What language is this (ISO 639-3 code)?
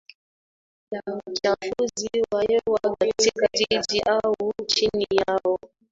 swa